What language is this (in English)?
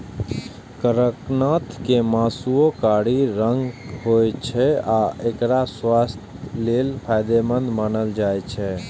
Maithili